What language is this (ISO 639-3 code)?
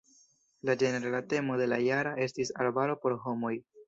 epo